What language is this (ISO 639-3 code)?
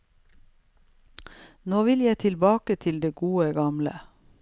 nor